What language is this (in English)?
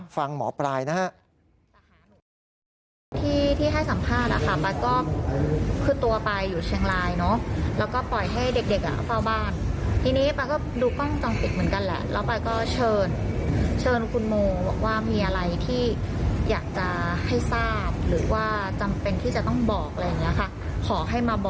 Thai